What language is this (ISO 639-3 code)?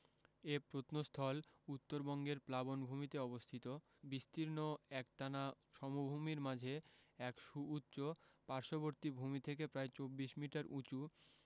ben